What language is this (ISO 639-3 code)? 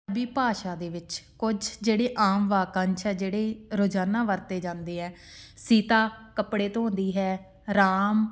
pan